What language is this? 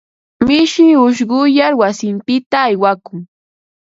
Ambo-Pasco Quechua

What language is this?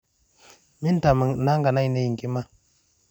Masai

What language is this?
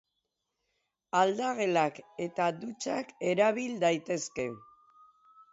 Basque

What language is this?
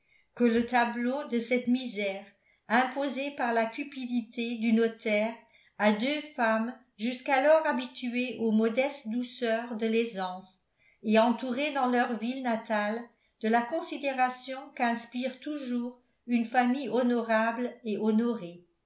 French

